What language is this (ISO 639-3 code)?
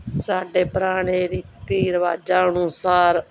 pan